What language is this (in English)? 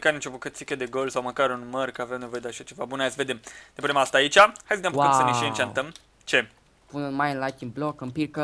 Romanian